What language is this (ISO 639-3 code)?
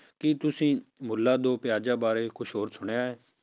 pan